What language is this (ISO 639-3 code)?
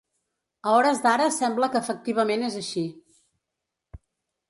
cat